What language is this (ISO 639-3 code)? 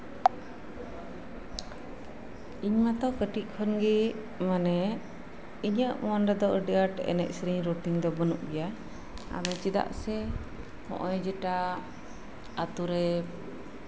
sat